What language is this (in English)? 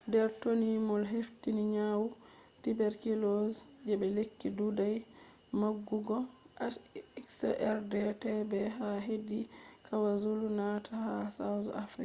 Fula